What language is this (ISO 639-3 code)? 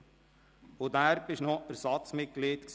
gsw